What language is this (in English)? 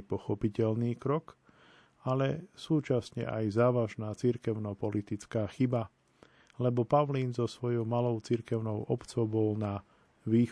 Slovak